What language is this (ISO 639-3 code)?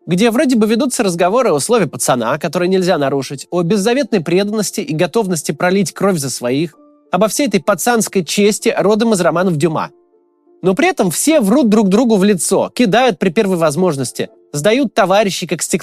rus